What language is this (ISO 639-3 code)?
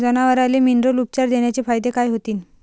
mar